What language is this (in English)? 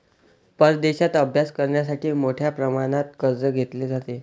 Marathi